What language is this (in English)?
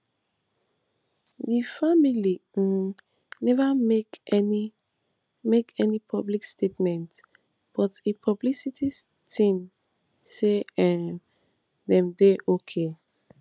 Nigerian Pidgin